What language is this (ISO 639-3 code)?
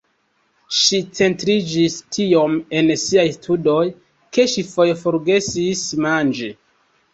epo